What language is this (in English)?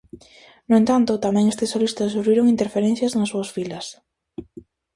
Galician